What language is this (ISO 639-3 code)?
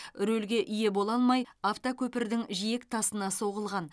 kaz